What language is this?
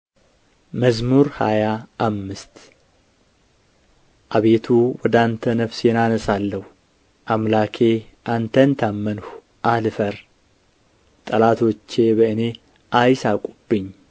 Amharic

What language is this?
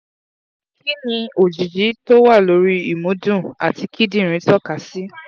Yoruba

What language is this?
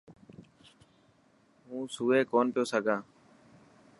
Dhatki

